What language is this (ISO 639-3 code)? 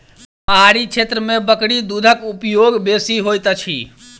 mai